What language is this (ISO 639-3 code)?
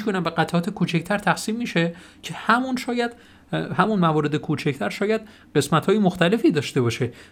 fas